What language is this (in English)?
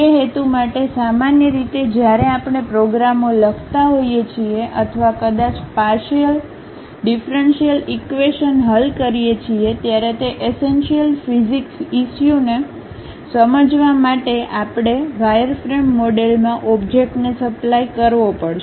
Gujarati